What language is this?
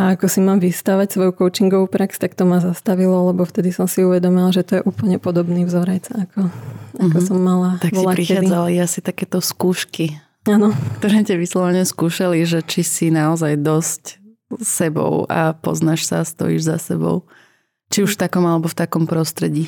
Slovak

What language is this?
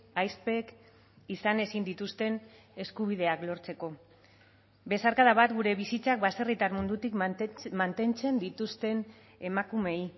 Basque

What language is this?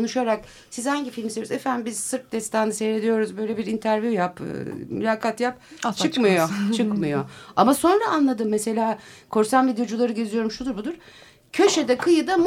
Turkish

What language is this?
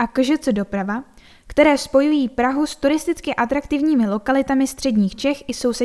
Czech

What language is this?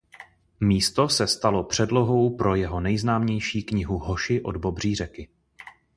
Czech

